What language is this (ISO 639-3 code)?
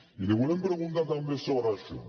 cat